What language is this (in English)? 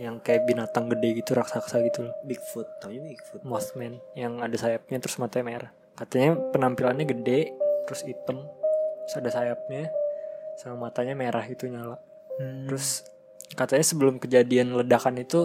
Indonesian